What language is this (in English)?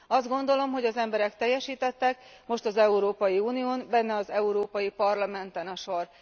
Hungarian